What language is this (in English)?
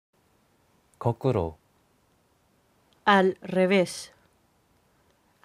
Dutch